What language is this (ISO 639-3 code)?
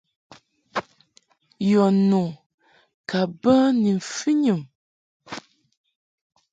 mhk